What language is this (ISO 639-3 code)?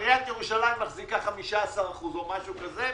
heb